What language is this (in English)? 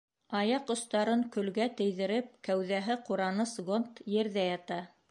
Bashkir